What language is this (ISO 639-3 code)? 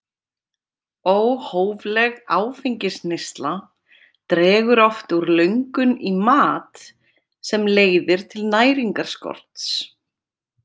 isl